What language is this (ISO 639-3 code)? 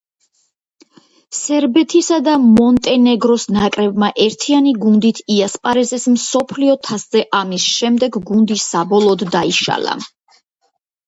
kat